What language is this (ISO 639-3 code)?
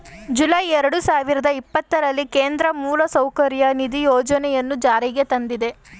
kan